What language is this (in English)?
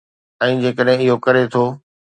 Sindhi